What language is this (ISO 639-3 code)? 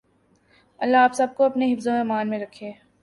urd